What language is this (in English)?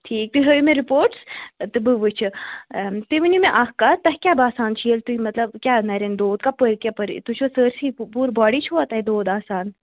Kashmiri